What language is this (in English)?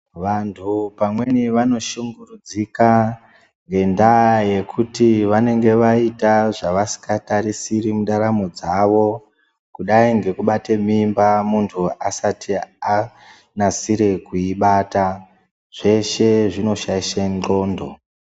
Ndau